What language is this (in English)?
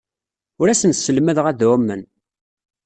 Kabyle